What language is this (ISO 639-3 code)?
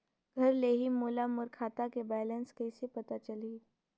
hne